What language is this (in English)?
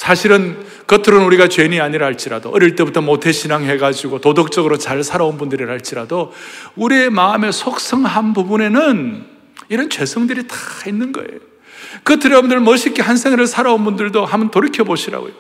Korean